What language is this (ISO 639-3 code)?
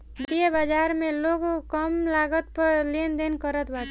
bho